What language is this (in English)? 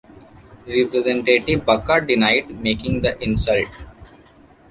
English